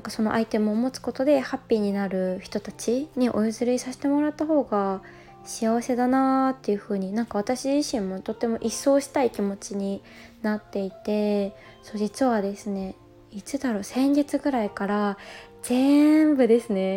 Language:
Japanese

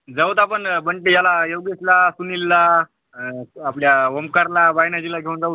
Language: Marathi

